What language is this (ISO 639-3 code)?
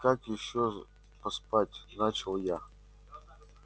rus